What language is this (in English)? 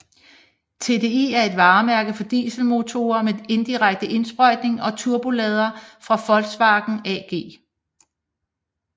Danish